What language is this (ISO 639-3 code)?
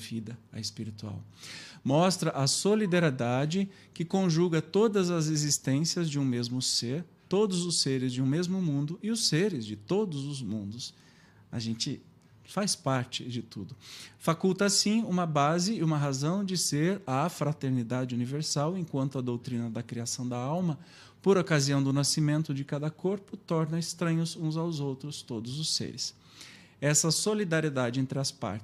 por